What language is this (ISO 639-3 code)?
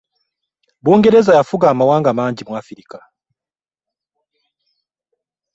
lug